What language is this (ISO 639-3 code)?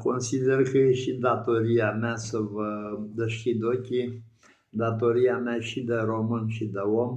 ron